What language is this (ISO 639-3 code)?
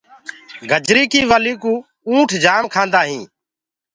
ggg